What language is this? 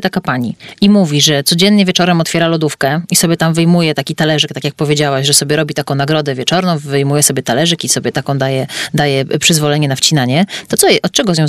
Polish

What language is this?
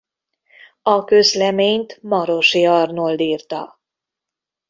Hungarian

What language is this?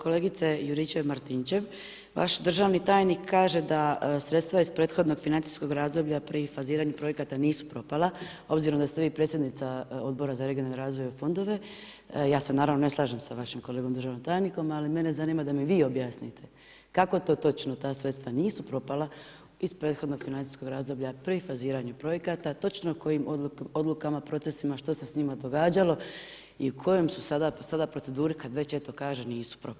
Croatian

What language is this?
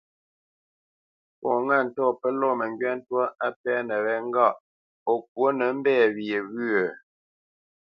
Bamenyam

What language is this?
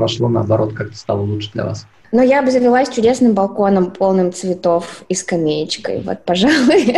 Russian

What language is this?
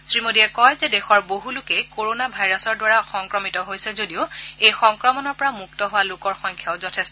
Assamese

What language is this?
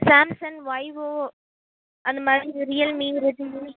Tamil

